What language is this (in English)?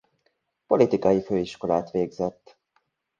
Hungarian